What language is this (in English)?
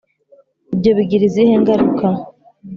Kinyarwanda